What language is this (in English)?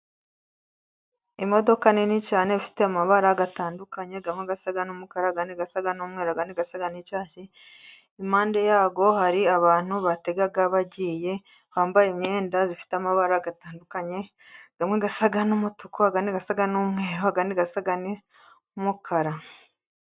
Kinyarwanda